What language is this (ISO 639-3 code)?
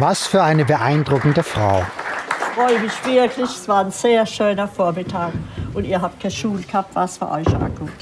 deu